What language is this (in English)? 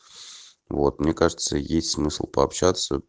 Russian